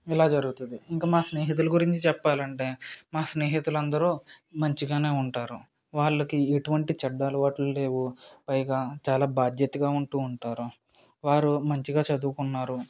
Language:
Telugu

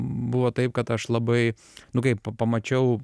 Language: Lithuanian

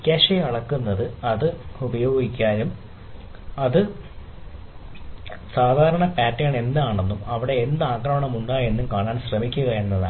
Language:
Malayalam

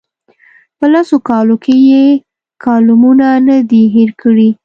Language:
Pashto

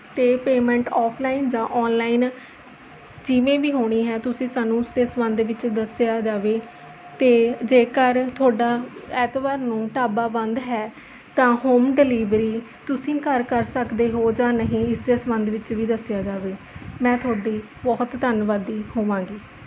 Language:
Punjabi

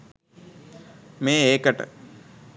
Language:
Sinhala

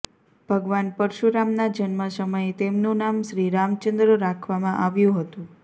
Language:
Gujarati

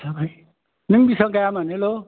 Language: Bodo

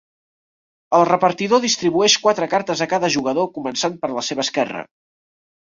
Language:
Catalan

